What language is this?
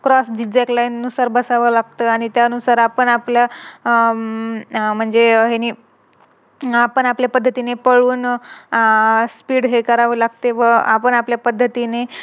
Marathi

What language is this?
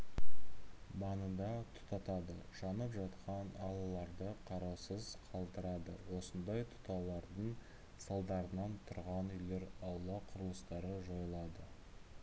Kazakh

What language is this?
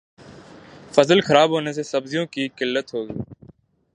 Urdu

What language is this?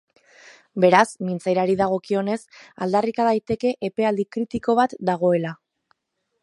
Basque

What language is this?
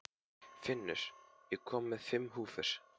Icelandic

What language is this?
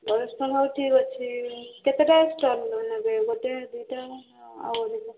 Odia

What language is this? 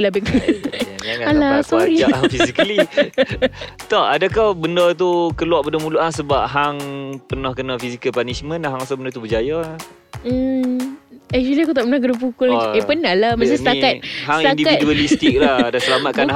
Malay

